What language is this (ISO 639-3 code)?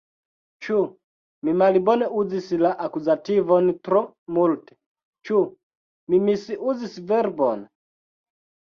epo